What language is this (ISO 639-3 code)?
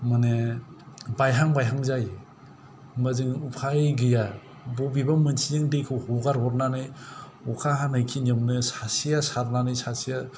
brx